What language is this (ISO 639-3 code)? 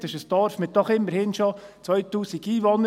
gsw